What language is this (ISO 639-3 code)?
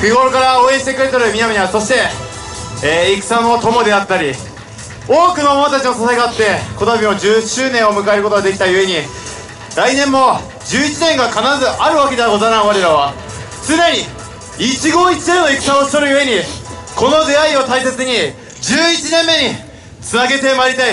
jpn